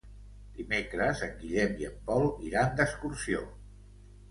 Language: Catalan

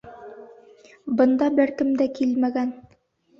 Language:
Bashkir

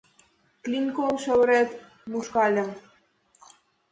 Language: Mari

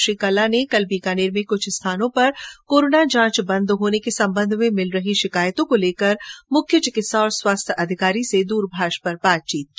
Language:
Hindi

